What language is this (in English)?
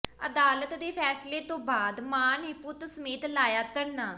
Punjabi